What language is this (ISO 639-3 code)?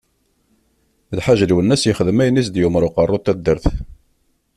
kab